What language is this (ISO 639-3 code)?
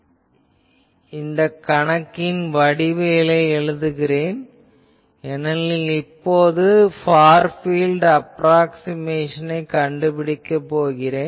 tam